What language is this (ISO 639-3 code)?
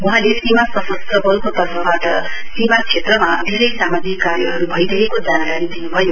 nep